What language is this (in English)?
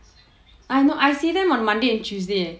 English